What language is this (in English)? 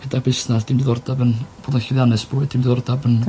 Welsh